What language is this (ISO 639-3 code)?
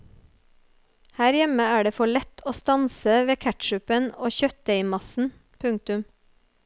nor